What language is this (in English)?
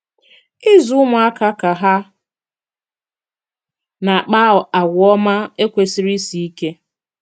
Igbo